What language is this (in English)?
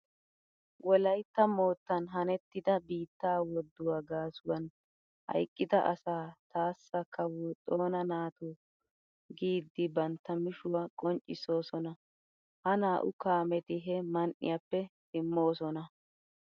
Wolaytta